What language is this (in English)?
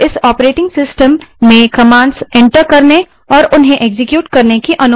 Hindi